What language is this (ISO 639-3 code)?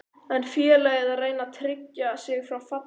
isl